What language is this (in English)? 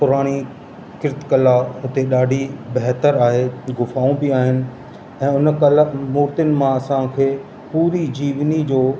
Sindhi